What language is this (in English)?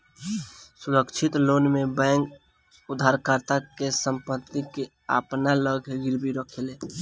Bhojpuri